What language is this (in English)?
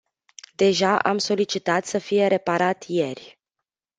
Romanian